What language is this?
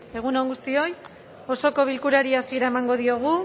Basque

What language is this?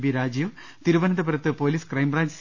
Malayalam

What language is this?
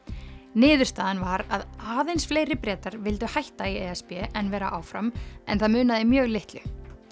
Icelandic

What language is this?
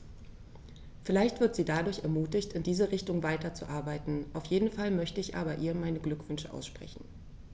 German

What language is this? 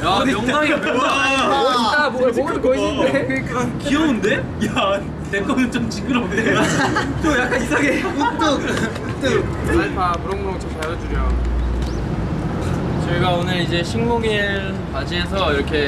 Korean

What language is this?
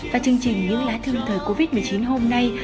Vietnamese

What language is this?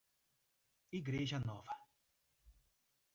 Portuguese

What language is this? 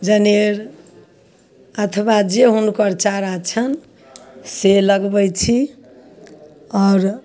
Maithili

